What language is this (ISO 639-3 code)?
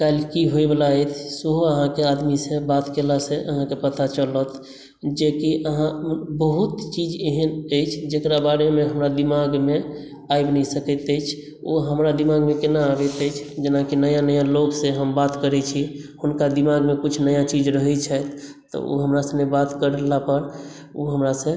mai